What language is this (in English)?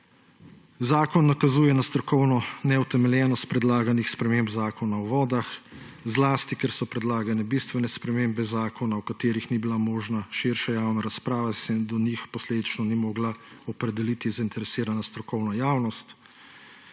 Slovenian